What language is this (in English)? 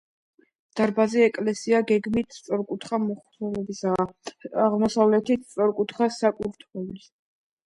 Georgian